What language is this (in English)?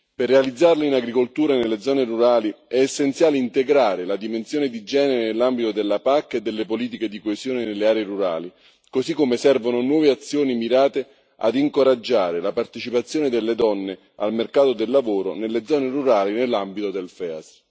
Italian